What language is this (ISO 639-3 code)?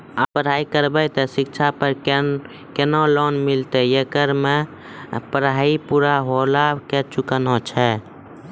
mai